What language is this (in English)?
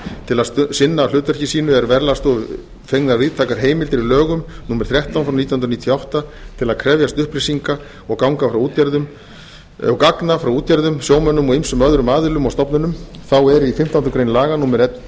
Icelandic